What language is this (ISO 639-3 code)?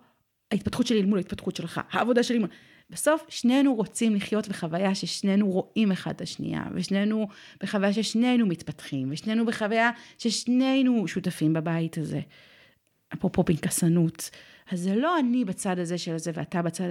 heb